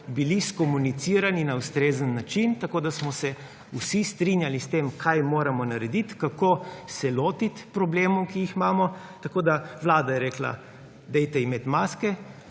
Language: Slovenian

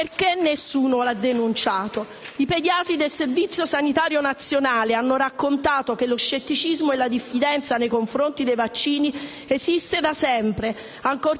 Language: Italian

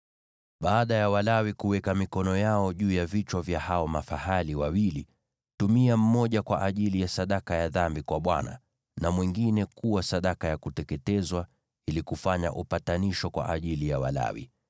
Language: Swahili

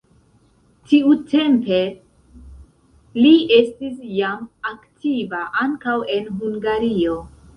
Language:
Esperanto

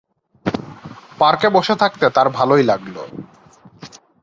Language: Bangla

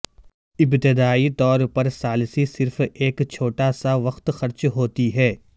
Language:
Urdu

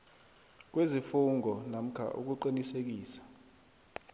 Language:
South Ndebele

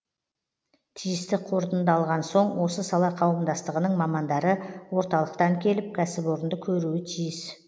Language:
Kazakh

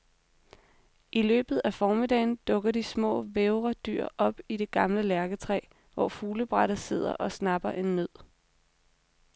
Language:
Danish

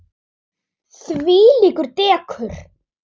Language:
Icelandic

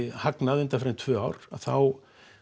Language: Icelandic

